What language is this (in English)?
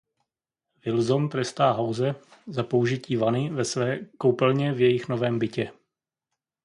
Czech